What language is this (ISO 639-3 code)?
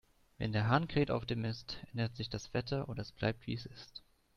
deu